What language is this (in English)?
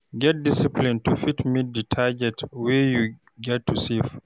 Nigerian Pidgin